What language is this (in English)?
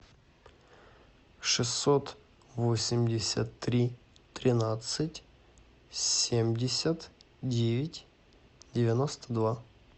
Russian